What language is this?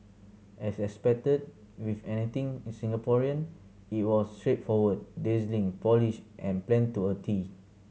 English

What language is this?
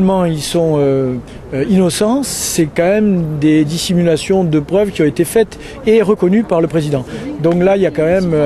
French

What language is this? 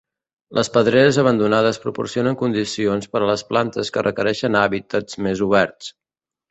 Catalan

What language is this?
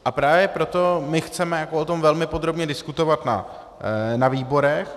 Czech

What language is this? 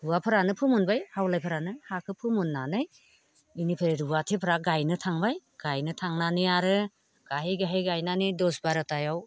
Bodo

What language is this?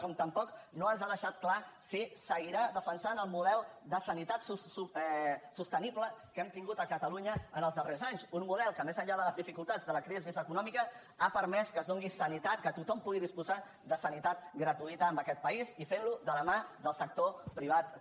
Catalan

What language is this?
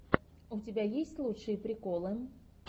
Russian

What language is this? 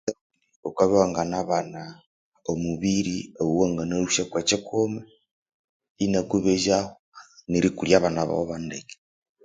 Konzo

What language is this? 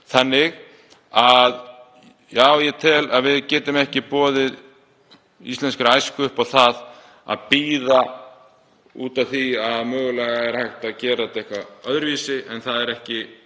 Icelandic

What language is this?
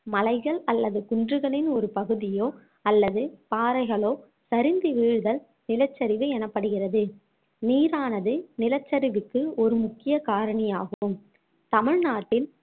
Tamil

